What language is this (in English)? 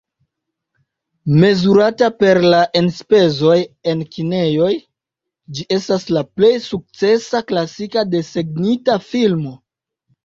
Esperanto